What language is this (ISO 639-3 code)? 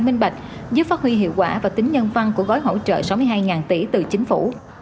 vie